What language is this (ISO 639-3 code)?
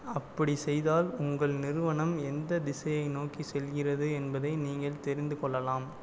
tam